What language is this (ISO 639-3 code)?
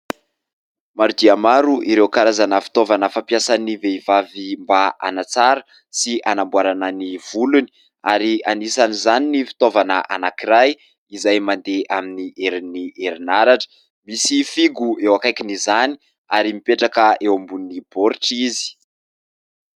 mlg